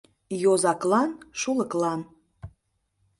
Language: Mari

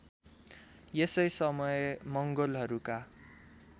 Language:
Nepali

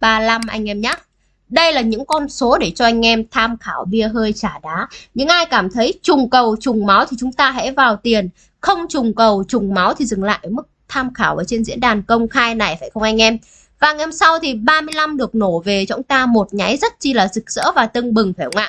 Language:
Vietnamese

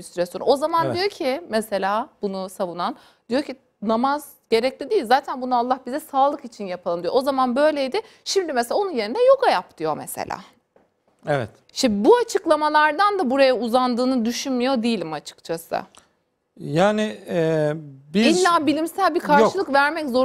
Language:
Turkish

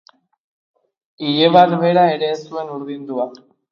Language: Basque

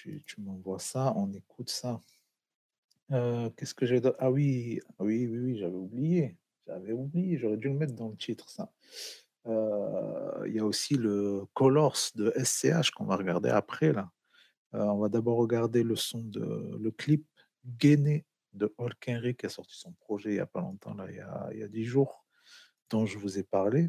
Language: French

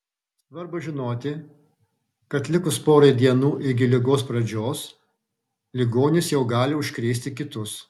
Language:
Lithuanian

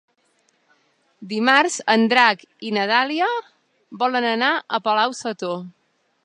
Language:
Catalan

